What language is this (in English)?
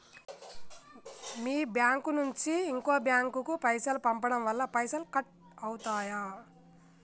Telugu